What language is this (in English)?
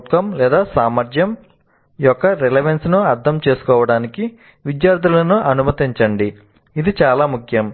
Telugu